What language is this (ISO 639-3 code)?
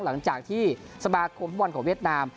tha